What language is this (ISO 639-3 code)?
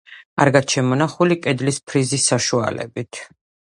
kat